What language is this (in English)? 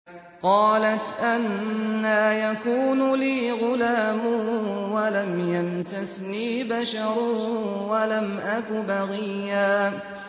Arabic